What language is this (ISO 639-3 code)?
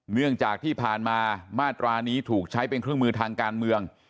tha